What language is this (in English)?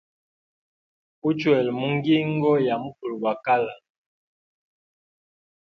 Hemba